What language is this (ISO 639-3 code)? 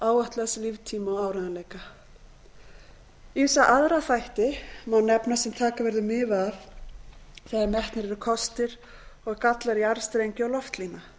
isl